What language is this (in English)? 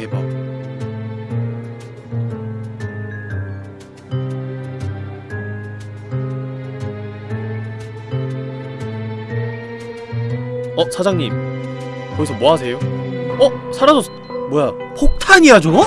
Korean